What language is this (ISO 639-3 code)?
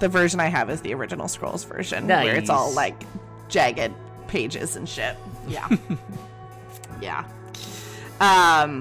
eng